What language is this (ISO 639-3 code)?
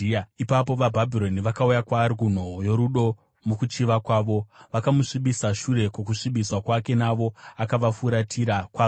sna